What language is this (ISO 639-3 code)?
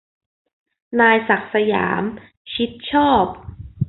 tha